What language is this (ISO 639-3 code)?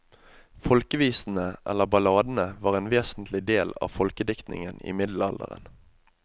nor